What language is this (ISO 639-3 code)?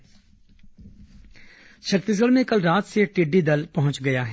hin